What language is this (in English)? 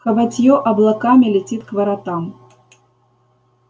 Russian